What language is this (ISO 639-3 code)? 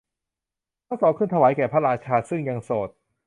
tha